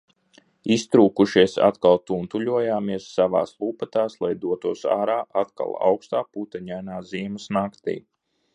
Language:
Latvian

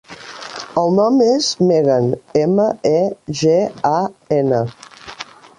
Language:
Catalan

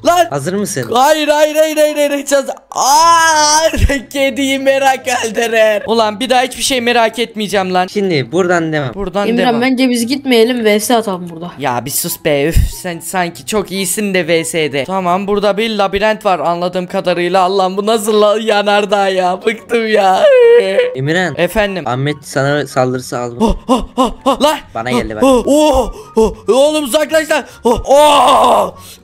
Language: Turkish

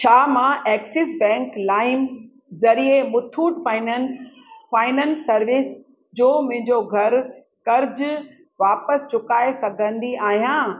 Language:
Sindhi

